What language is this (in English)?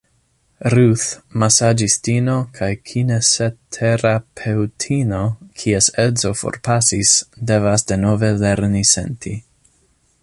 Esperanto